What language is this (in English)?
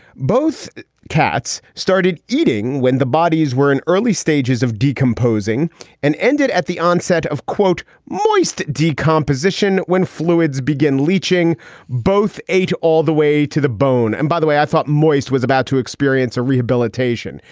English